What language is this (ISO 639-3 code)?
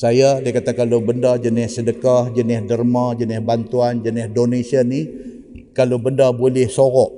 msa